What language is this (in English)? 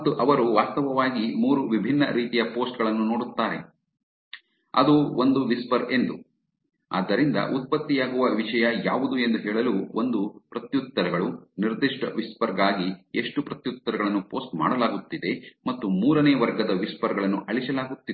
Kannada